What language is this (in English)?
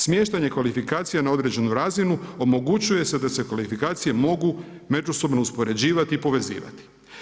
Croatian